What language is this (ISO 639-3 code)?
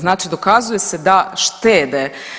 hrv